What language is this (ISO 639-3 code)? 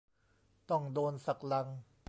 tha